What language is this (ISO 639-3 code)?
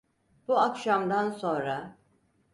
tur